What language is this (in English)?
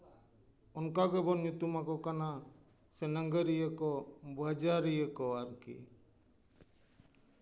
Santali